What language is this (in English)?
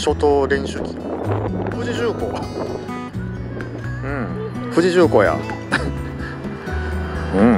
Japanese